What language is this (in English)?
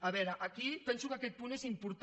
Catalan